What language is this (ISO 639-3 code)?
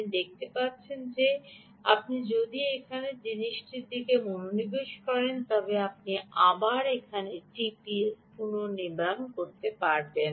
ben